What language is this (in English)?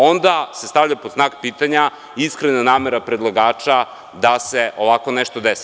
Serbian